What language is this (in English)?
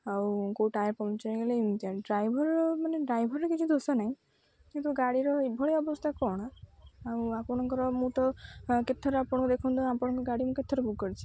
Odia